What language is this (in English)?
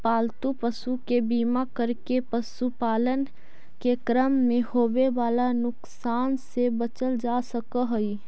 Magahi